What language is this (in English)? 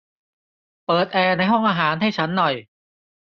Thai